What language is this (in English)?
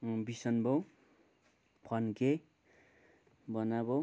Nepali